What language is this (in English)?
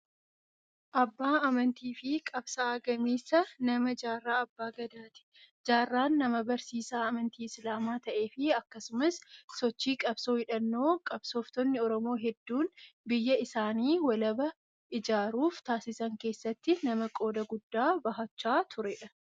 Oromo